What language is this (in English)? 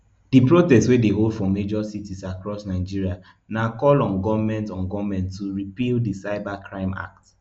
Nigerian Pidgin